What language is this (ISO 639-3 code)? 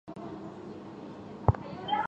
zho